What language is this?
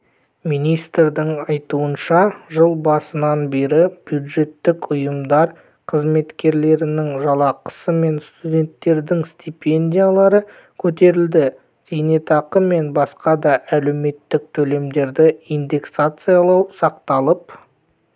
Kazakh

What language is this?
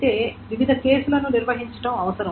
Telugu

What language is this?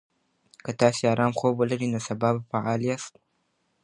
Pashto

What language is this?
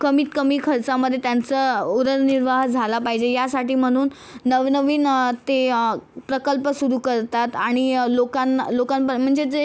Marathi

